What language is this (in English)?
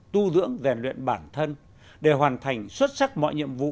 Vietnamese